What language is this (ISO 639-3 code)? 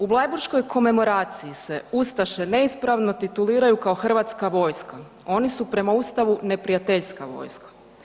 hrv